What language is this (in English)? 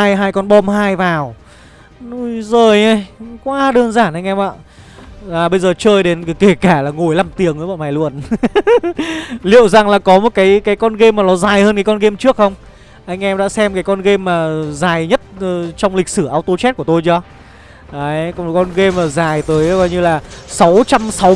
Vietnamese